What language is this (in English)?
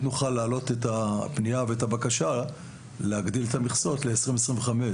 Hebrew